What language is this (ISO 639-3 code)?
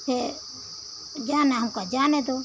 hin